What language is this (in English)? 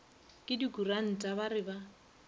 Northern Sotho